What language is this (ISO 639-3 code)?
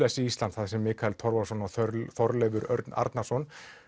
isl